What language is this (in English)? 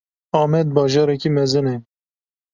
Kurdish